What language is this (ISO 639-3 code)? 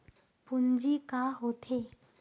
hne